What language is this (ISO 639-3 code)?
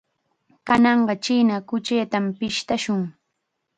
qxa